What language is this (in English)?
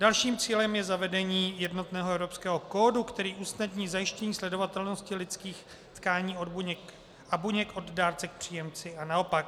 Czech